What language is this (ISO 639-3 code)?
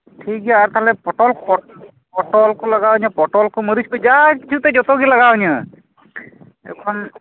sat